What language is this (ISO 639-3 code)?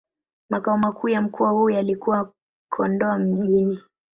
swa